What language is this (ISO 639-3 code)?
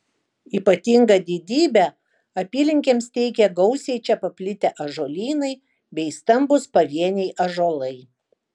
lit